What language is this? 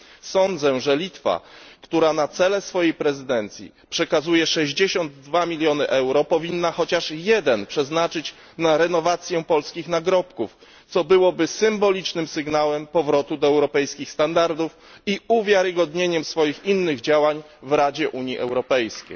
Polish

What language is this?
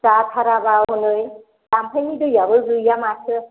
Bodo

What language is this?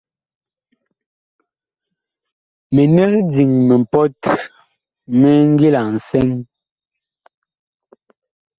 Bakoko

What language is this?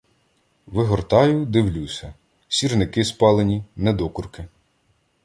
Ukrainian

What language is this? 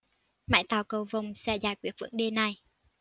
Vietnamese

